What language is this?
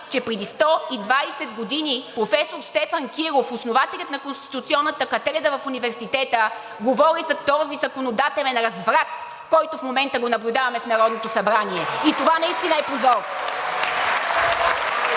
Bulgarian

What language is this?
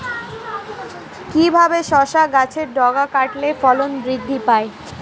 Bangla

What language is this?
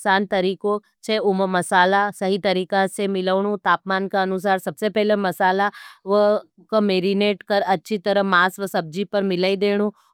Nimadi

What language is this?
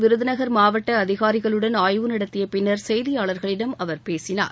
Tamil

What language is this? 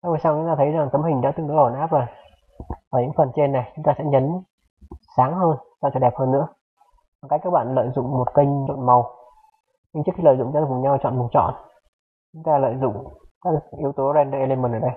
Vietnamese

